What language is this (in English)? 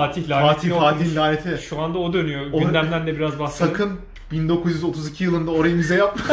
Turkish